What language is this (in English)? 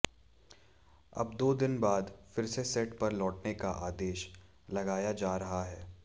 Hindi